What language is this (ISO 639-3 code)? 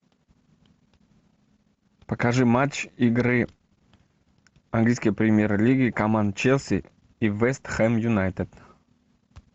rus